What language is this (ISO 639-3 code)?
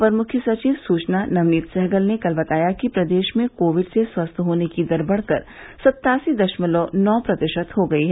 hin